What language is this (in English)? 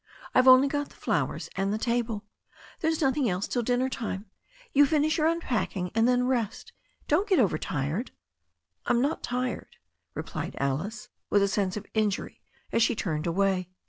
English